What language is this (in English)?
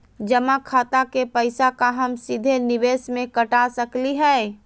Magahi